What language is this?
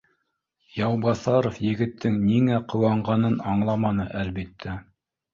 Bashkir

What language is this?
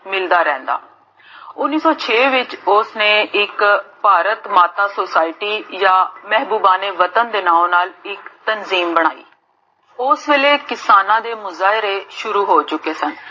Punjabi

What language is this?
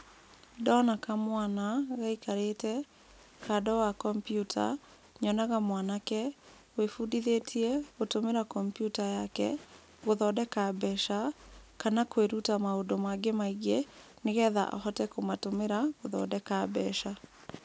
Kikuyu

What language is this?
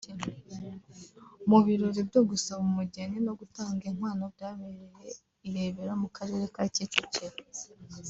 Kinyarwanda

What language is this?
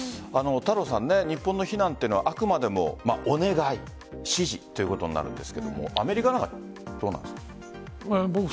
Japanese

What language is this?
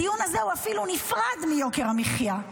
Hebrew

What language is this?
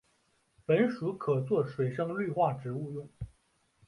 Chinese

